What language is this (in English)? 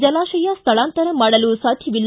Kannada